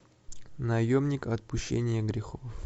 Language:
Russian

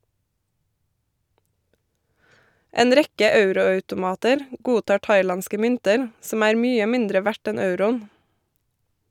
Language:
Norwegian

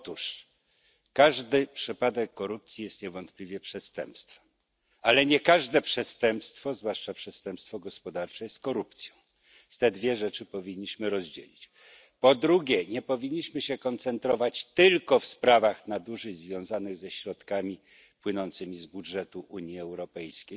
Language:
Polish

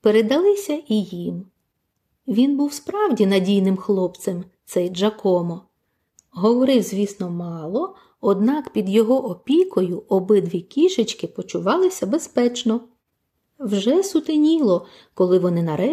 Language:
Ukrainian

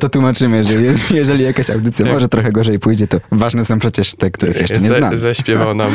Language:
Polish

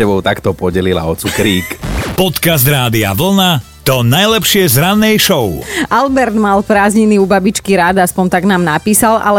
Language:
Slovak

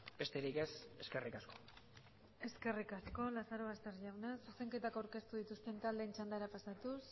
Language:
Basque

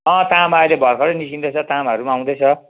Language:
Nepali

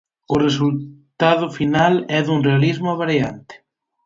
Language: Galician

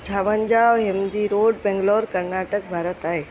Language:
Sindhi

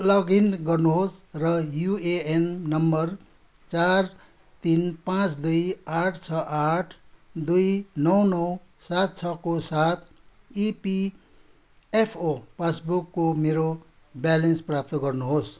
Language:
Nepali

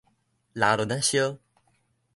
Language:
Min Nan Chinese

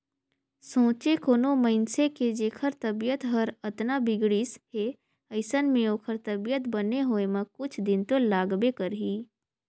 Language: Chhattisgarhi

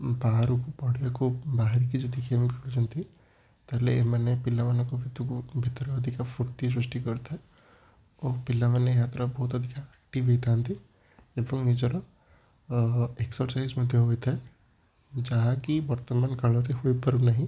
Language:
Odia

